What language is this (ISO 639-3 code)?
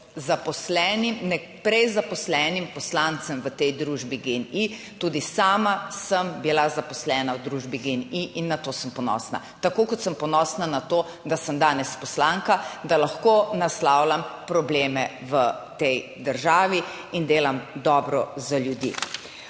slv